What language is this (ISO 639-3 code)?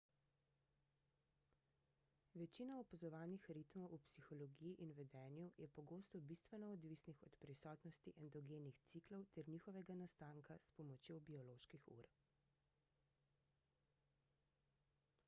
slv